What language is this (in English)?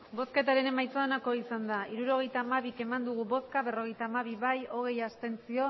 Basque